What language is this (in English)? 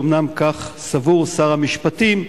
Hebrew